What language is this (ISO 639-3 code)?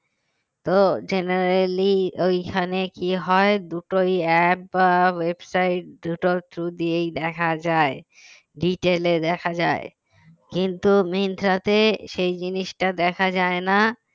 ben